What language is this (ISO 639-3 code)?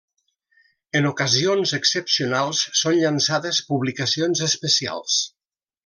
cat